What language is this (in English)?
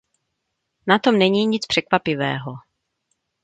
Czech